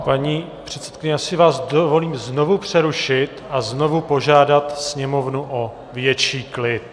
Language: Czech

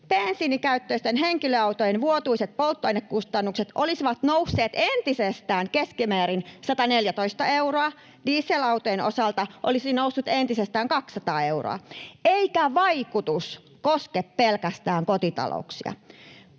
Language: Finnish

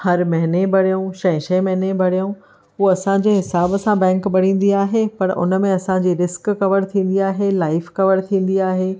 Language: Sindhi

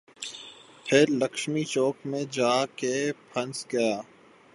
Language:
Urdu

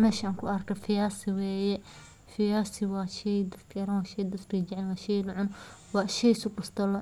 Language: Somali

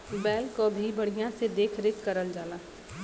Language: Bhojpuri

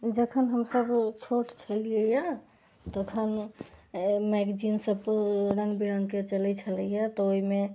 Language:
Maithili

